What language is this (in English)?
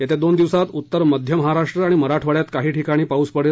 Marathi